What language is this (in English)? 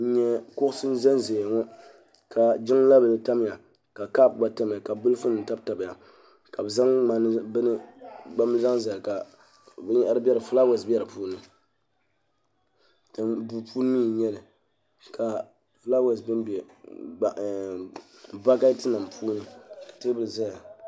Dagbani